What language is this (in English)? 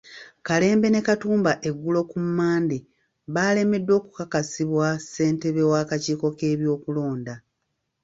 Ganda